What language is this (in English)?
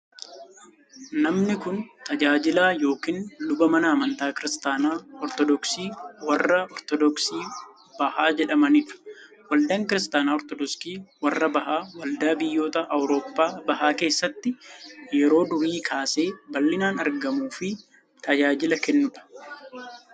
Oromo